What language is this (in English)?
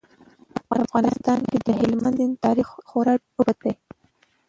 Pashto